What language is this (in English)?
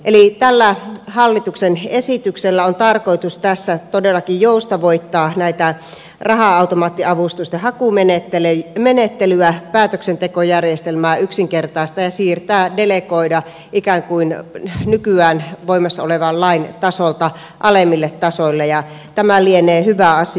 Finnish